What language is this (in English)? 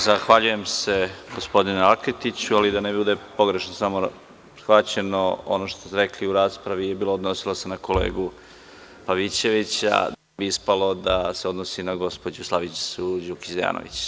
Serbian